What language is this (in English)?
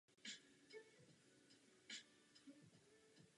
Czech